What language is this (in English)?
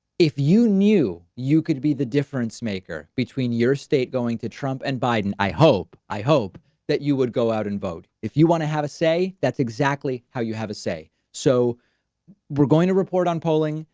English